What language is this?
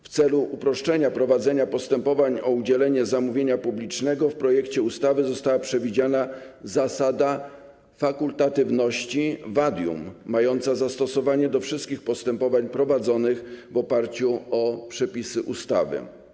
Polish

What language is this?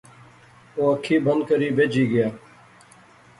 Pahari-Potwari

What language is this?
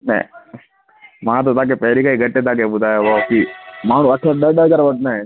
Sindhi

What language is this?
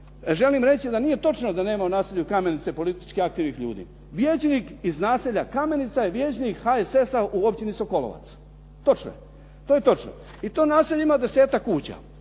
Croatian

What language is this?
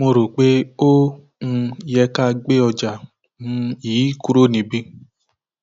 Yoruba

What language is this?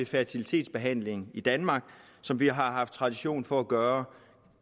Danish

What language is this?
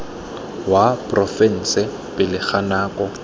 Tswana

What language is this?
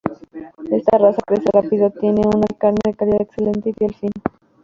Spanish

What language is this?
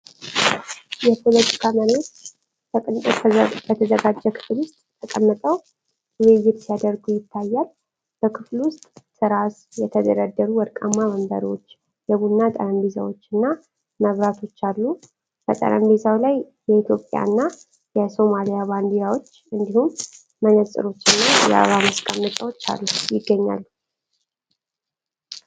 Amharic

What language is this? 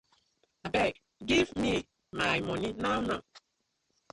Nigerian Pidgin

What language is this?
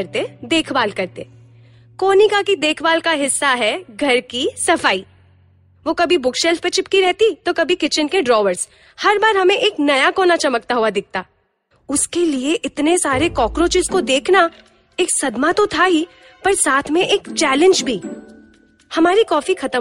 Hindi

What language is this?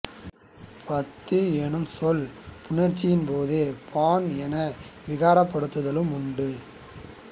Tamil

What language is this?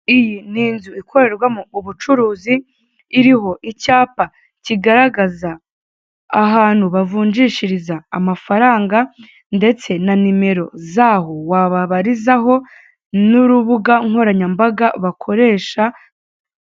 Kinyarwanda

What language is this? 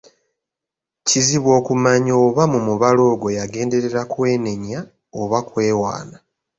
Ganda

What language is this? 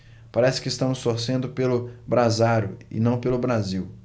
Portuguese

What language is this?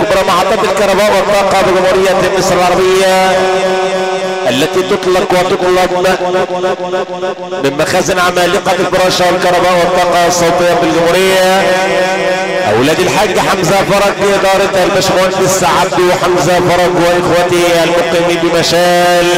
Arabic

